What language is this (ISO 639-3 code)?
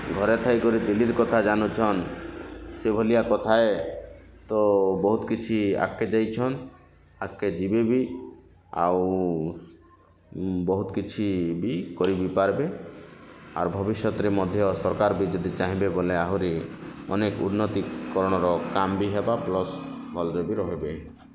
ori